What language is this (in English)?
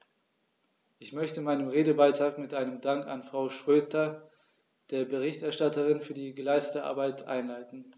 German